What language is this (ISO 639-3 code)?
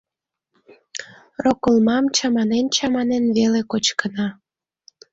chm